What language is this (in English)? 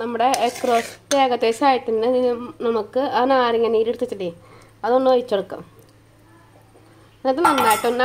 Malayalam